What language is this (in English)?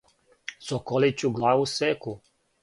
Serbian